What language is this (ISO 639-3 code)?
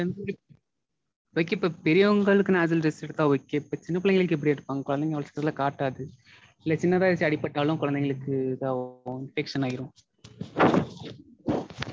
tam